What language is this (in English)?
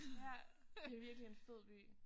Danish